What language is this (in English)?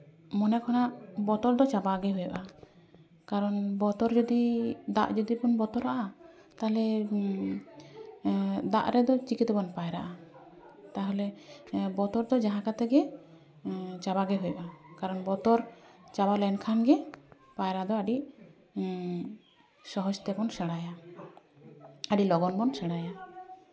Santali